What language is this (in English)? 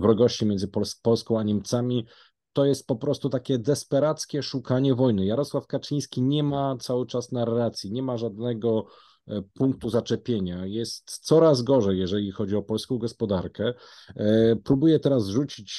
Polish